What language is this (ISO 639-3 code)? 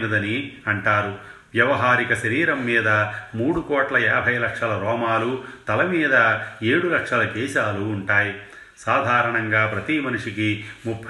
tel